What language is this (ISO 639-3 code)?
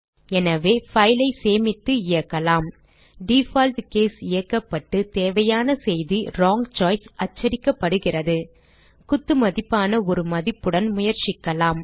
tam